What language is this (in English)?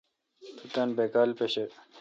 Kalkoti